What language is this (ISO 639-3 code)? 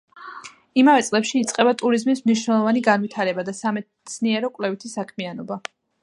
kat